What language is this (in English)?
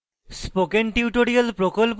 Bangla